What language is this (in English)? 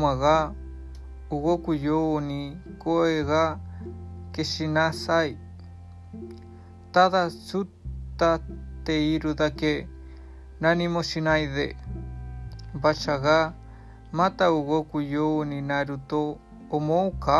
Japanese